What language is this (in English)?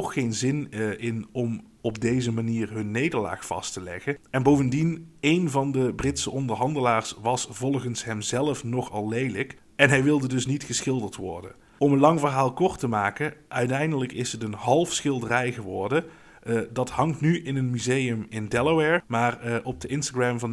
Dutch